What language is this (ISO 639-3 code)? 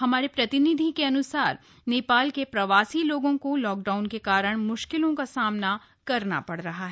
hin